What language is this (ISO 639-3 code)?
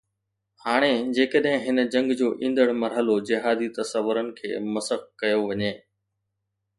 snd